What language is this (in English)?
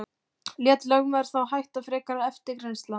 Icelandic